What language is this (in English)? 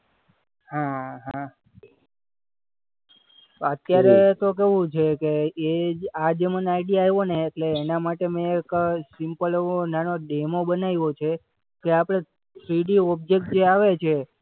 Gujarati